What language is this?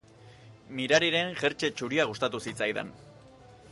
Basque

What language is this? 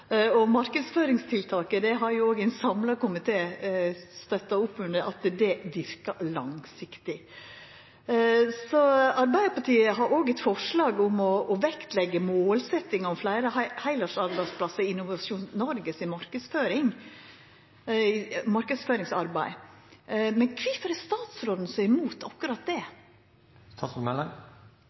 Norwegian Nynorsk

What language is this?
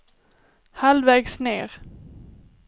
Swedish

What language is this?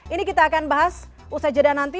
Indonesian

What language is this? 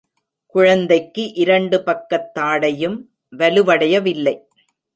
Tamil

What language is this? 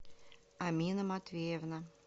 Russian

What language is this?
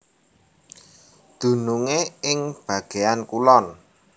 Javanese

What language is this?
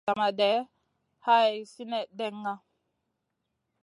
Masana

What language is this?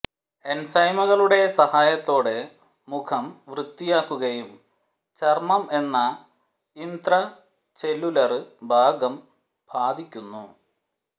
Malayalam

